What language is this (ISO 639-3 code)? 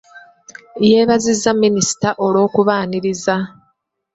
lug